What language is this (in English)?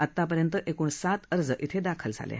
Marathi